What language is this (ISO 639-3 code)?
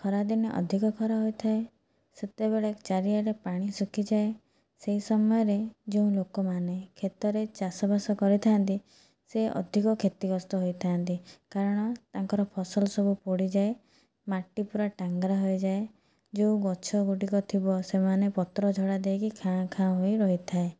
ori